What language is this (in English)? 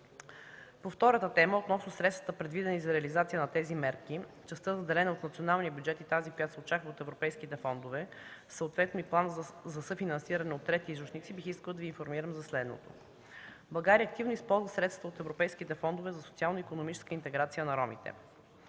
Bulgarian